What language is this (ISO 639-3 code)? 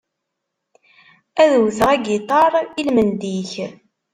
kab